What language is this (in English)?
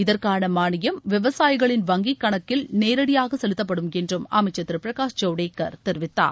Tamil